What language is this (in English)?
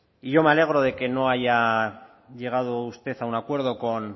Spanish